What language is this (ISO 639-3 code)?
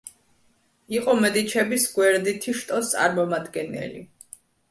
kat